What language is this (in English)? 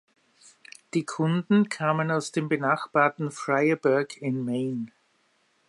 German